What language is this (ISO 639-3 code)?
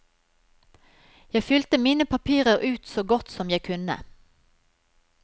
nor